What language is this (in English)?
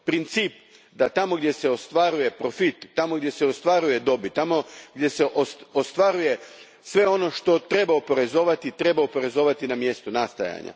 Croatian